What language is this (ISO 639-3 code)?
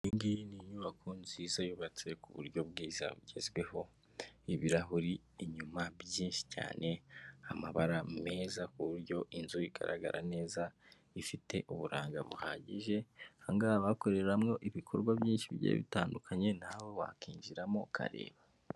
kin